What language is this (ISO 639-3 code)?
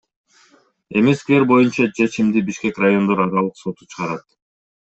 kir